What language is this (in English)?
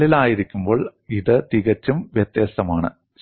Malayalam